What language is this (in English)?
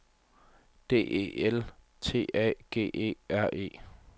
Danish